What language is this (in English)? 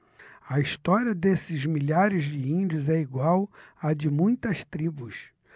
Portuguese